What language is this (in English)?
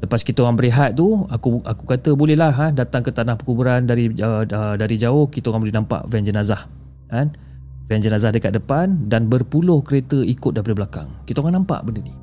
Malay